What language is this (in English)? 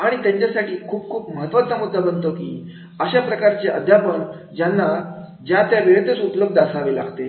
Marathi